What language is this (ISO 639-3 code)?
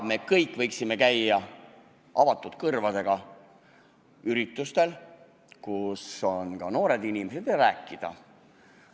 est